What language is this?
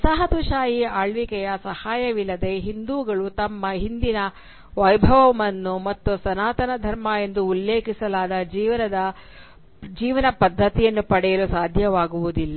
Kannada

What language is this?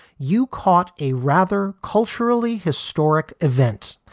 English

